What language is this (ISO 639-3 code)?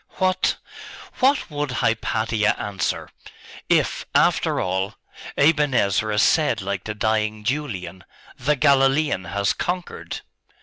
eng